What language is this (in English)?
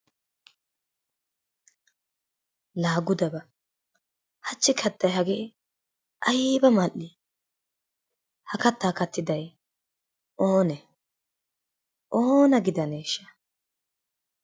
Wolaytta